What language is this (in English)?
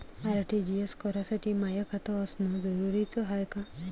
Marathi